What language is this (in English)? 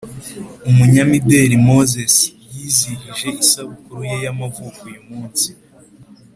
Kinyarwanda